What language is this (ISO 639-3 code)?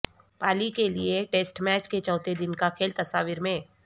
urd